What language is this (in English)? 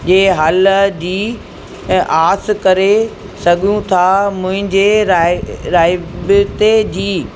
Sindhi